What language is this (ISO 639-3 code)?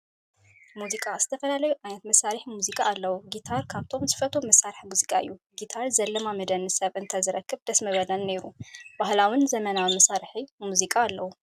tir